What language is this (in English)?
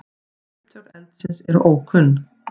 Icelandic